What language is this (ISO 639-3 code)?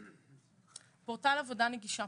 heb